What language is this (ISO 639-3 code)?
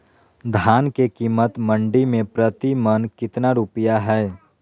mag